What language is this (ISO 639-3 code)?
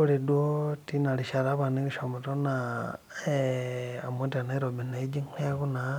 mas